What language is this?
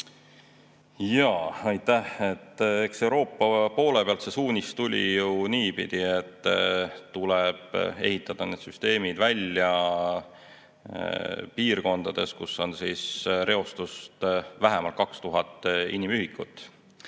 Estonian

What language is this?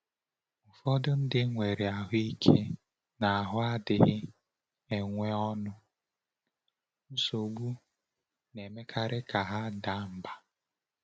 Igbo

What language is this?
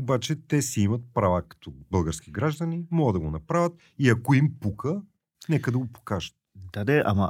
Bulgarian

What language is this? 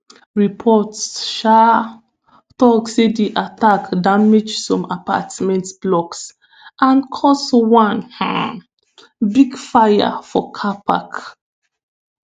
Nigerian Pidgin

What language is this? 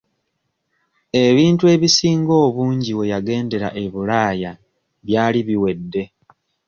Ganda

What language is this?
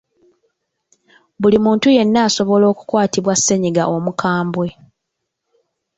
Ganda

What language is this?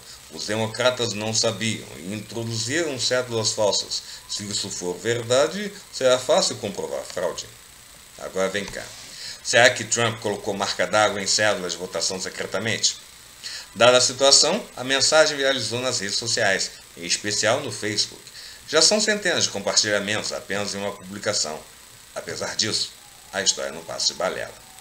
Portuguese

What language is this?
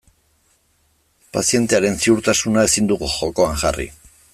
Basque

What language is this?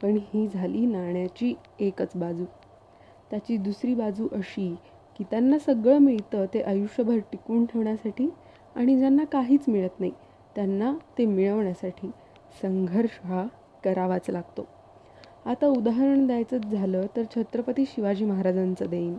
Marathi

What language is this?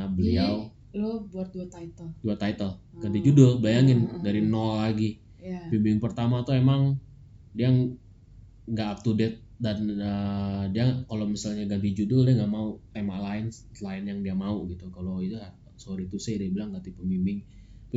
Indonesian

